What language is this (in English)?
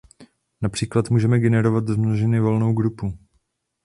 Czech